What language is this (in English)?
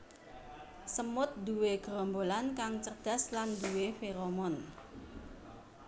Javanese